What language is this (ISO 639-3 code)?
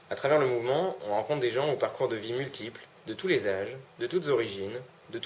fra